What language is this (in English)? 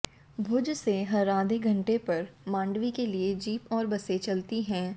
Hindi